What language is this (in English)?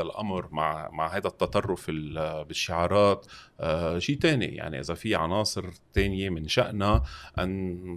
Arabic